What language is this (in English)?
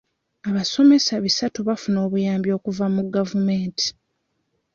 Ganda